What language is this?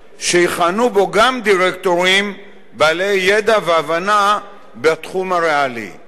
Hebrew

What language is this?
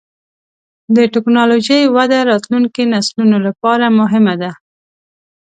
Pashto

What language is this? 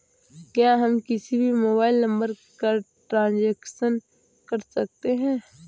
Hindi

